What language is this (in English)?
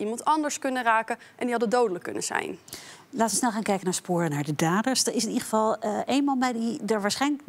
Dutch